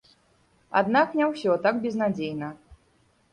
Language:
Belarusian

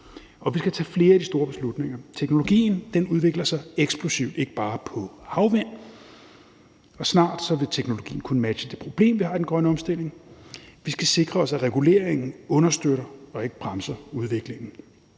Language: Danish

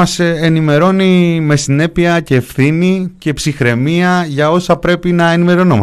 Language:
Greek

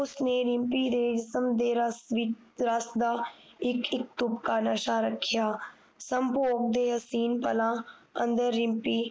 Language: Punjabi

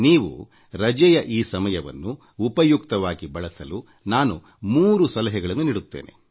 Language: Kannada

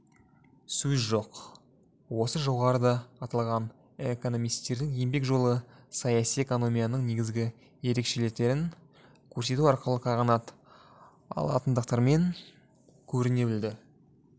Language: Kazakh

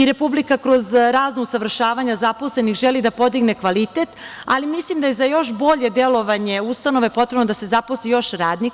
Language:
Serbian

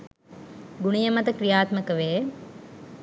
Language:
Sinhala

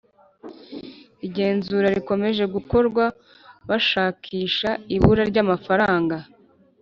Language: Kinyarwanda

